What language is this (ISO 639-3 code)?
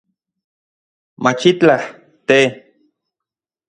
ncx